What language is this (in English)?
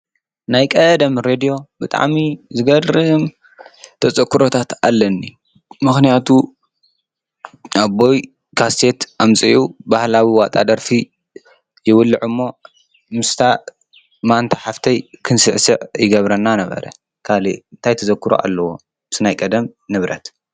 Tigrinya